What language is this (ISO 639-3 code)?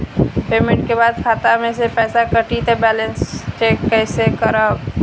bho